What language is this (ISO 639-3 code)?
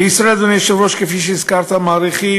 heb